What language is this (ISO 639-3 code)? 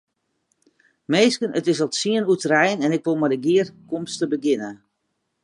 fry